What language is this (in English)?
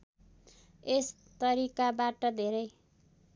Nepali